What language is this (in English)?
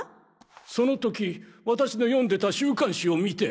Japanese